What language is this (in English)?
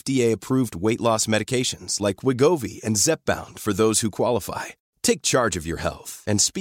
Swedish